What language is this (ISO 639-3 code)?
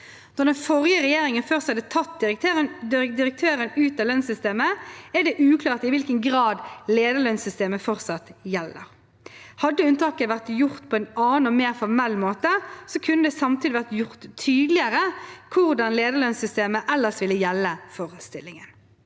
nor